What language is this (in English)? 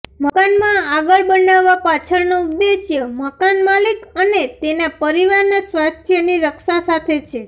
Gujarati